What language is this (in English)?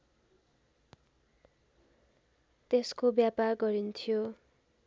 Nepali